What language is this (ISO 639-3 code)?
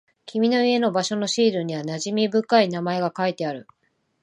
jpn